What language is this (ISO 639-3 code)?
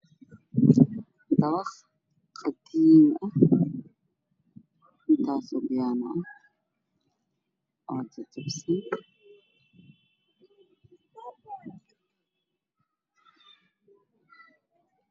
som